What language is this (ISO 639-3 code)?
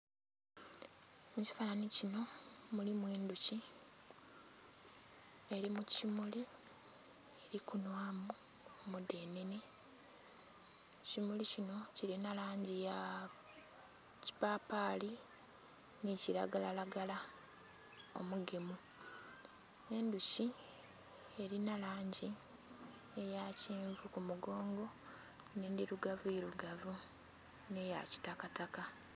xog